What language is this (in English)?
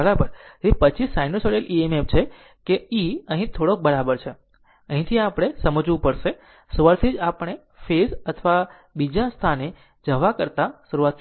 Gujarati